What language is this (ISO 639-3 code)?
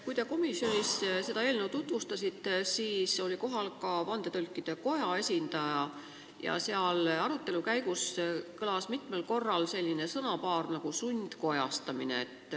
est